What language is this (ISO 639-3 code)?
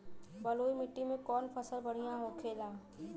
bho